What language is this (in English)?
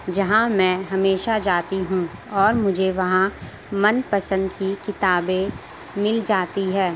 Urdu